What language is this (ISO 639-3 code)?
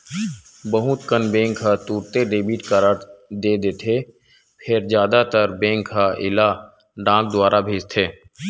hne